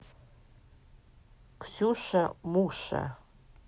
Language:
Russian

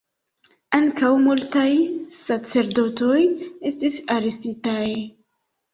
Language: Esperanto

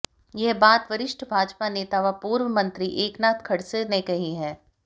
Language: Hindi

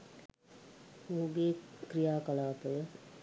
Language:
Sinhala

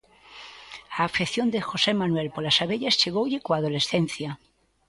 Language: Galician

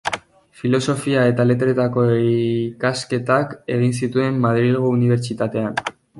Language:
Basque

